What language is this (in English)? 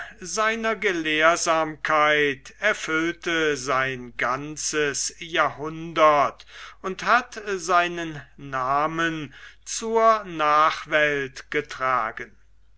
German